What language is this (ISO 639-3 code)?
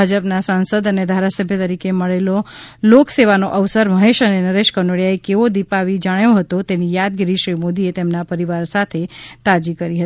guj